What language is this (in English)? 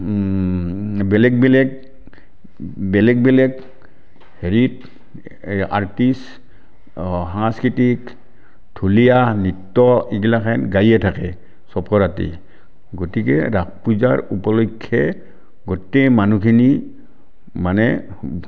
Assamese